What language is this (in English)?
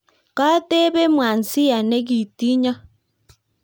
Kalenjin